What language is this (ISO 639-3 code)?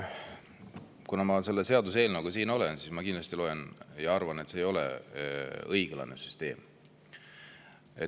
est